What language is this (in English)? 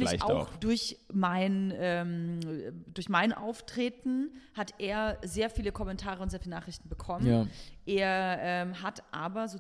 German